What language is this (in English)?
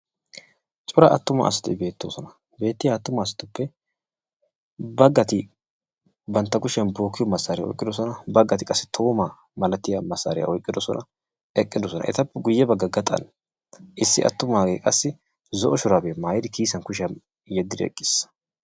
Wolaytta